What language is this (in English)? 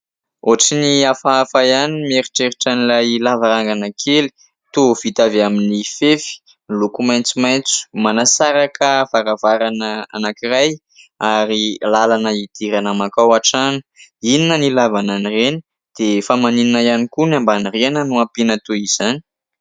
Malagasy